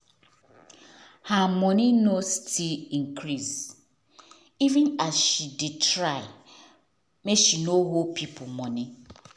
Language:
Nigerian Pidgin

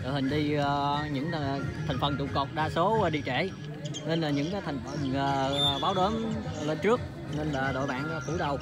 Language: Vietnamese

